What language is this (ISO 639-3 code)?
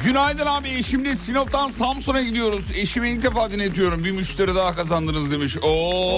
tur